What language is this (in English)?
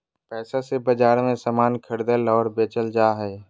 Magahi